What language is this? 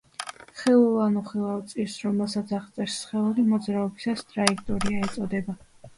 Georgian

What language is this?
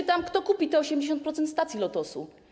Polish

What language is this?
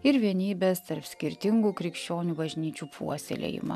Lithuanian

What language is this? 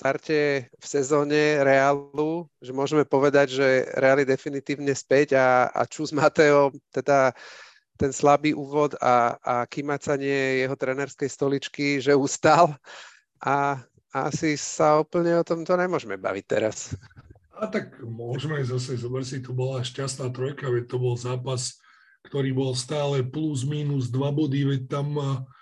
Slovak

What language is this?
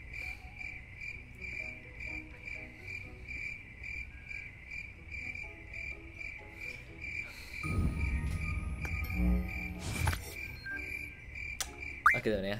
Indonesian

